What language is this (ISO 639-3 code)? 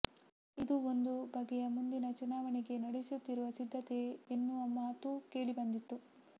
kan